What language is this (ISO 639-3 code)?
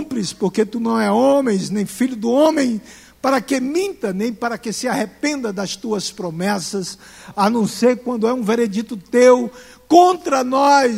por